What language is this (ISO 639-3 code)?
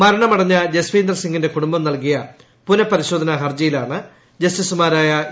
mal